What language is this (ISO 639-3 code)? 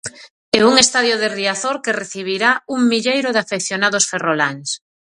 glg